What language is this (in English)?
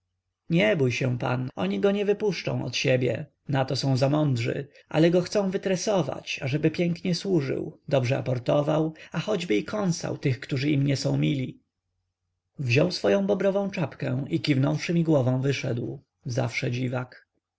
Polish